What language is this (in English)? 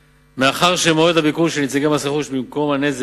Hebrew